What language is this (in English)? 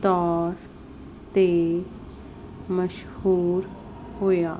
Punjabi